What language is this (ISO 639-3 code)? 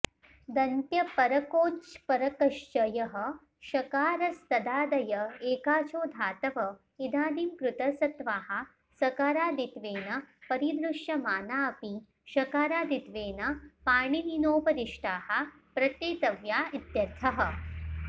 san